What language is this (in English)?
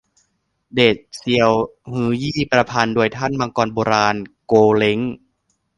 Thai